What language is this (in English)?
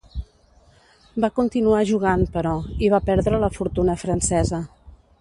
Catalan